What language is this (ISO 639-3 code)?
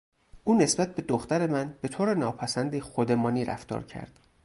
fas